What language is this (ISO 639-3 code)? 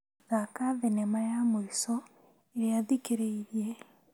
kik